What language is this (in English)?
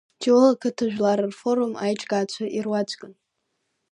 Abkhazian